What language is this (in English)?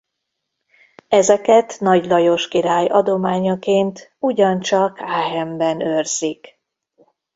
Hungarian